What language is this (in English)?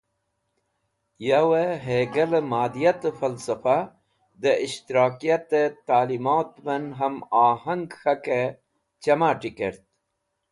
Wakhi